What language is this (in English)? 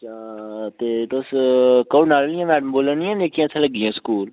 Dogri